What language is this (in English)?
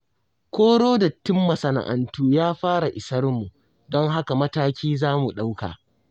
Hausa